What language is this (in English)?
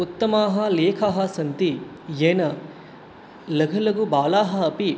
Sanskrit